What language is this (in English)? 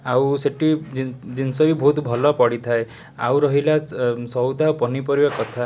Odia